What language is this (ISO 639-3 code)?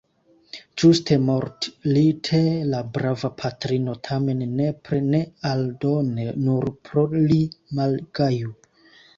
epo